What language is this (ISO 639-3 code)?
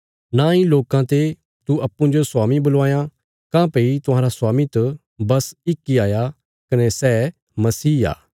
kfs